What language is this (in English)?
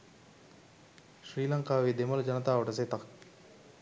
Sinhala